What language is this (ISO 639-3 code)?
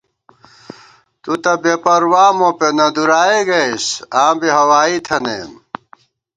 gwt